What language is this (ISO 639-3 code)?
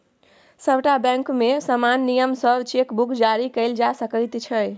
mai